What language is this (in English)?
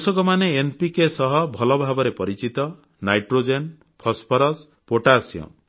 Odia